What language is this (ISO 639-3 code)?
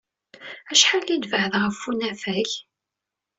kab